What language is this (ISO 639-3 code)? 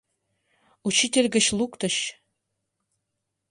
chm